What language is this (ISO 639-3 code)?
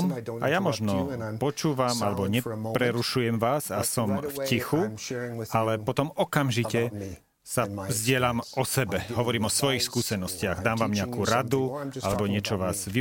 slk